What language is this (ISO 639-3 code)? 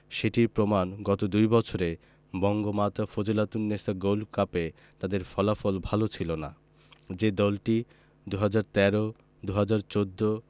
ben